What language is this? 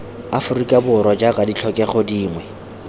Tswana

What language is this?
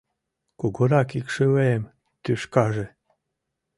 Mari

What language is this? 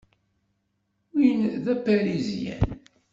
Kabyle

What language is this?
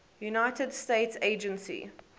English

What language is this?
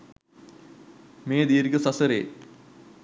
Sinhala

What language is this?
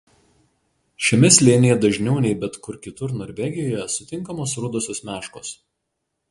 Lithuanian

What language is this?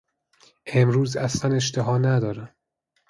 Persian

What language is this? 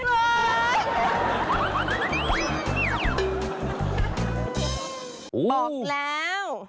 Thai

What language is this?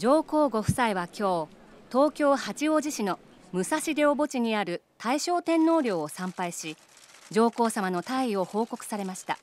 Japanese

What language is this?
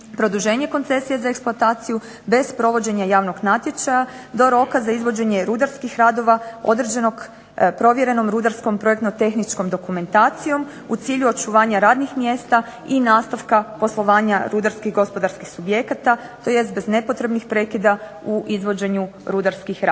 Croatian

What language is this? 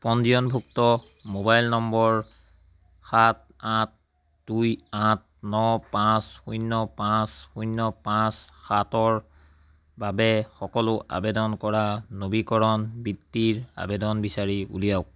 Assamese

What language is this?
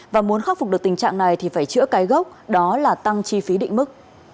Vietnamese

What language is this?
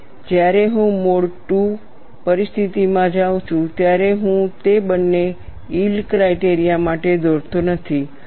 Gujarati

